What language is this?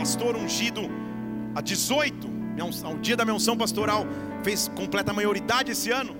Portuguese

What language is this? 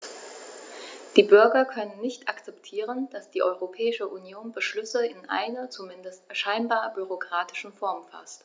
German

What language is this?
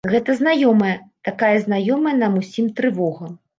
Belarusian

